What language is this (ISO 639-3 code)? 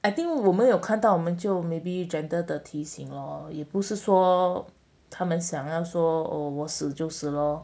eng